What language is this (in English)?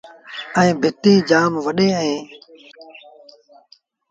Sindhi Bhil